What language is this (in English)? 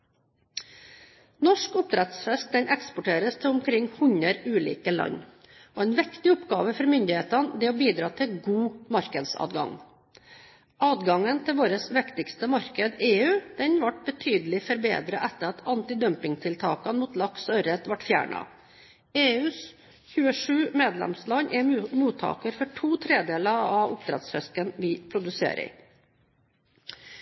Norwegian Bokmål